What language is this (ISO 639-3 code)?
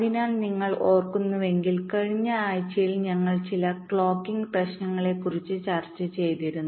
mal